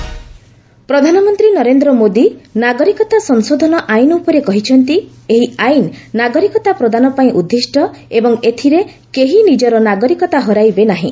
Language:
Odia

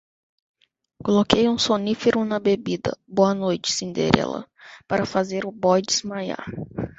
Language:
Portuguese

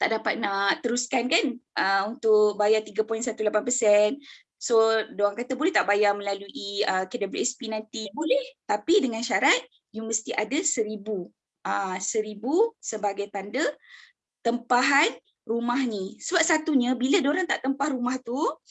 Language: Malay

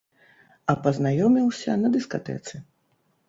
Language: Belarusian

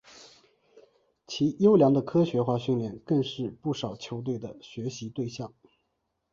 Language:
Chinese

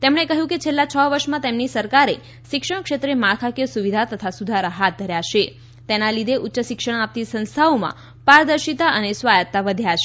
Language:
Gujarati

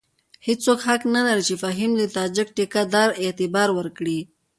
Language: Pashto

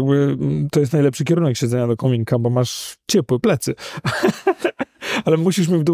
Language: Polish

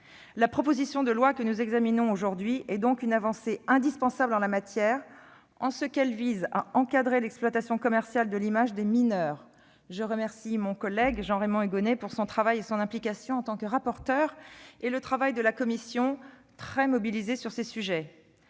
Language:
French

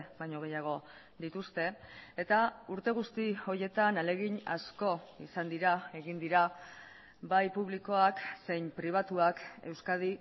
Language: Basque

